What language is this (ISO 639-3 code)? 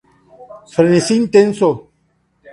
spa